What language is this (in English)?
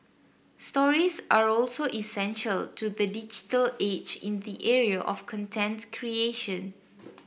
English